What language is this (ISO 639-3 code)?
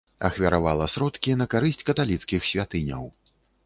bel